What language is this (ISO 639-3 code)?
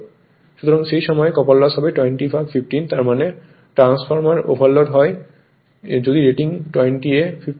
ben